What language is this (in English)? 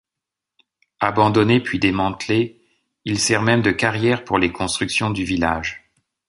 French